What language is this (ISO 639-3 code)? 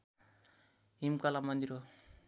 nep